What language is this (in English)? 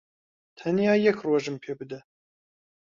Central Kurdish